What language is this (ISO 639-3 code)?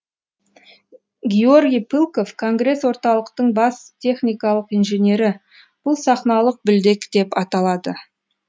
kaz